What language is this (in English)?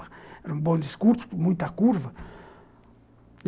Portuguese